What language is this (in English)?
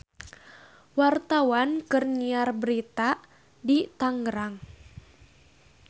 Sundanese